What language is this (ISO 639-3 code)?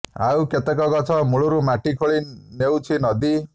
ori